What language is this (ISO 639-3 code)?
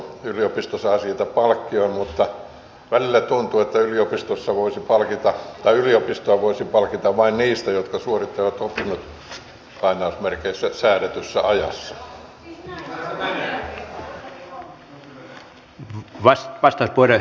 fin